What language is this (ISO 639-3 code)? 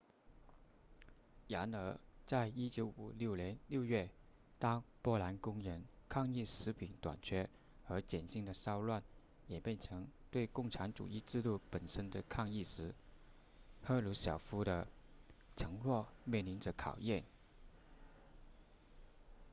zho